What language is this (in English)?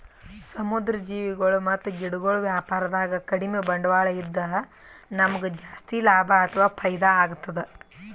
Kannada